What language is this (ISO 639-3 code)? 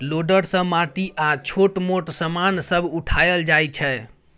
mai